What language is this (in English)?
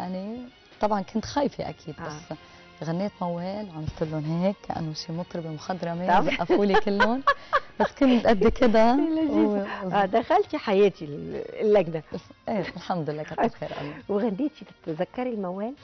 Arabic